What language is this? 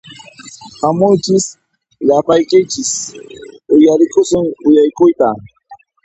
Puno Quechua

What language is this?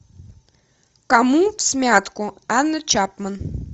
Russian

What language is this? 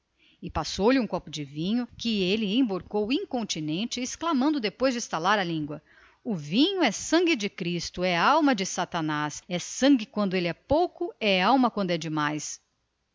Portuguese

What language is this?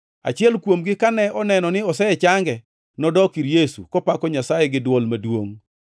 Luo (Kenya and Tanzania)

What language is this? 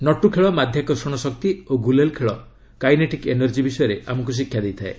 Odia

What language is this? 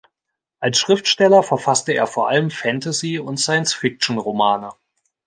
German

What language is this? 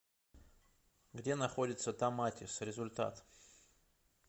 Russian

